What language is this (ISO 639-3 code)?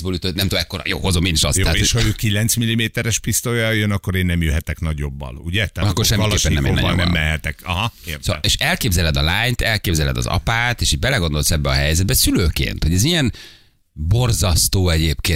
hun